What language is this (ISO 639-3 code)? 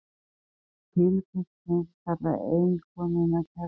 isl